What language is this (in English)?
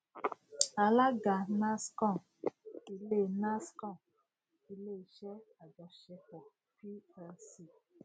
Yoruba